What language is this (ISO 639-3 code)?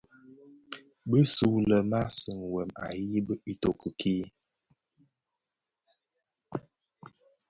ksf